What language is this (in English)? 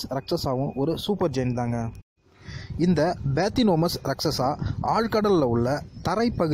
Hindi